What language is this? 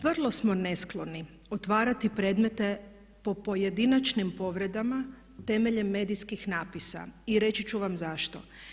Croatian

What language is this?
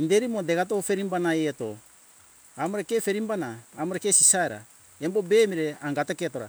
Hunjara-Kaina Ke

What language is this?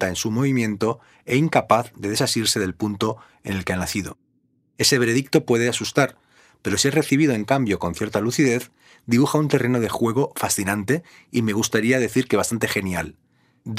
Spanish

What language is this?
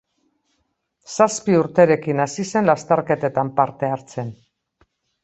Basque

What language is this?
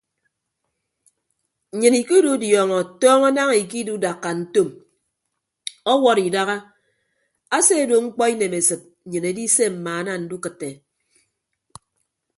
Ibibio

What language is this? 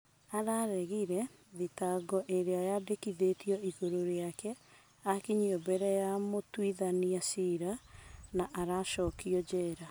Kikuyu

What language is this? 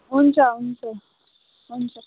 Nepali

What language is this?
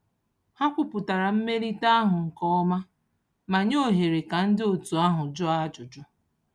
Igbo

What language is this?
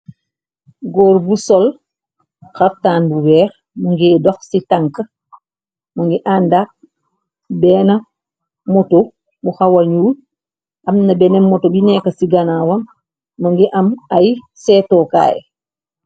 Wolof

